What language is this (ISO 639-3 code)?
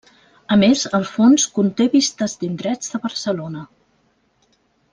cat